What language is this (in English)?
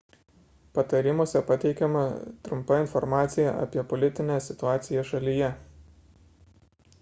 Lithuanian